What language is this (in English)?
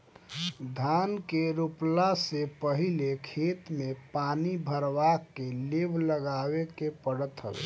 Bhojpuri